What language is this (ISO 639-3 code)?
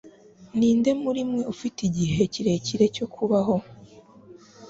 kin